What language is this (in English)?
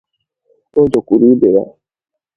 Igbo